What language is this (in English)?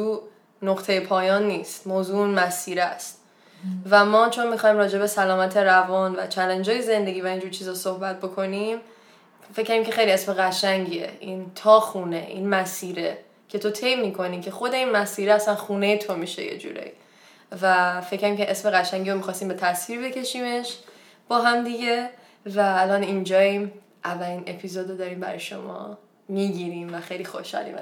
Persian